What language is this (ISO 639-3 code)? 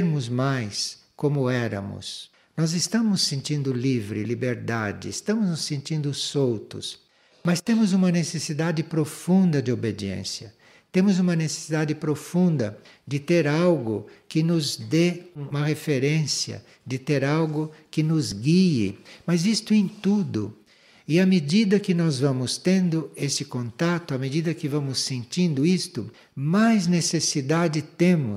por